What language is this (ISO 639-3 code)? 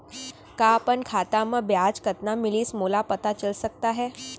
hne